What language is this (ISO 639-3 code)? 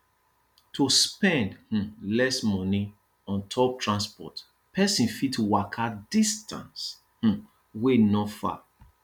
pcm